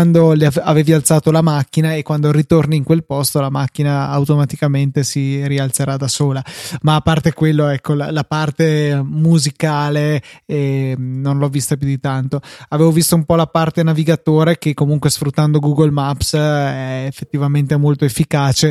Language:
Italian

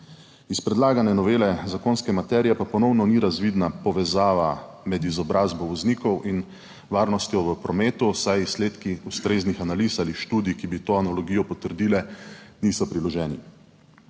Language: Slovenian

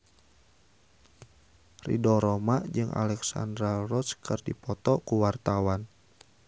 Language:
Sundanese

